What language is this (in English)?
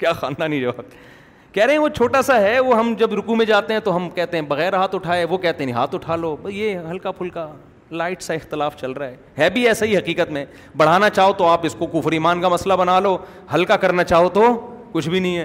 Urdu